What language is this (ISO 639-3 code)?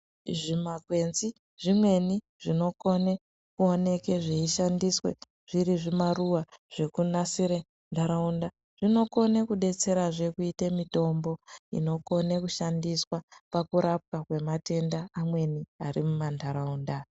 ndc